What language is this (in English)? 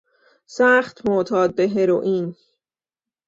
Persian